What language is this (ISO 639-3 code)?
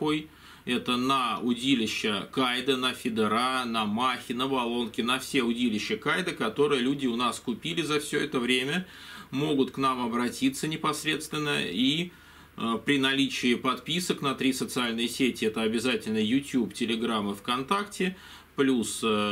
rus